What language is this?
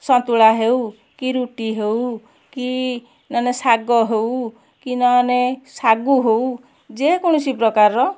Odia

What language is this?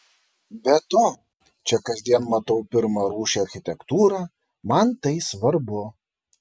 Lithuanian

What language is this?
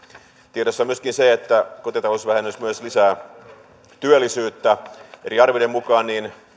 Finnish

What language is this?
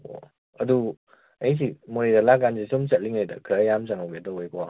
Manipuri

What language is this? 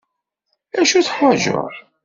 Kabyle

